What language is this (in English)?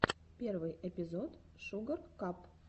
Russian